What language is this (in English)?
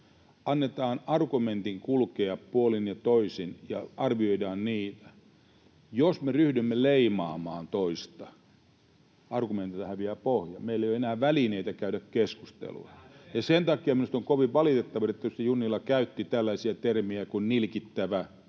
Finnish